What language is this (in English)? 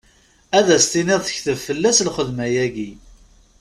Kabyle